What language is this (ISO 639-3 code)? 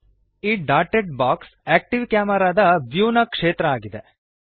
kan